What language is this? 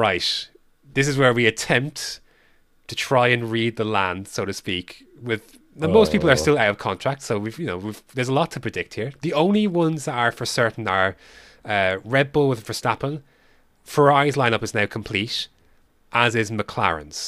English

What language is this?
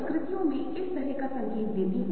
Hindi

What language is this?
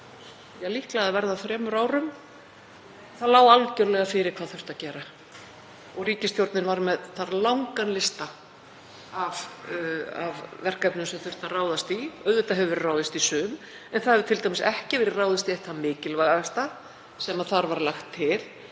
Icelandic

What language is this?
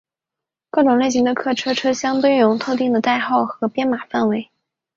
Chinese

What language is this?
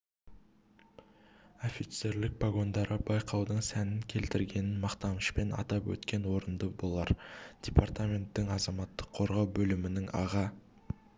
Kazakh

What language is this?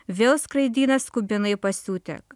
Lithuanian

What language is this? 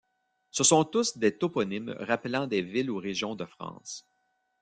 French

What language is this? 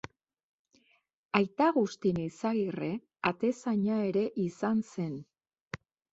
Basque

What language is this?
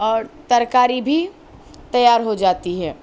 Urdu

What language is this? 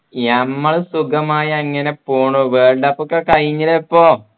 Malayalam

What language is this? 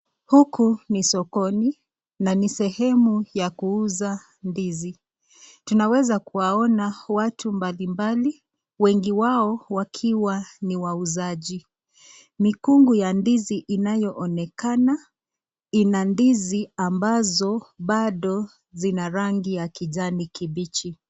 Swahili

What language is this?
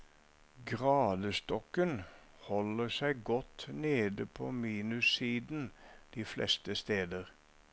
Norwegian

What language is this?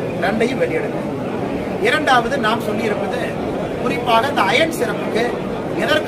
Indonesian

